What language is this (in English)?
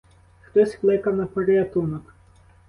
Ukrainian